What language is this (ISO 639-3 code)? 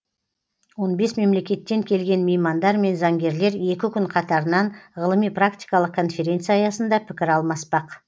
kaz